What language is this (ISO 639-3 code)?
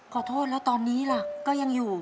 tha